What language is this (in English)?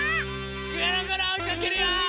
Japanese